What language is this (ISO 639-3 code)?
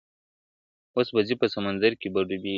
pus